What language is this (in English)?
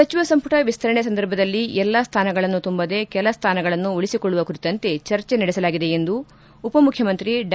Kannada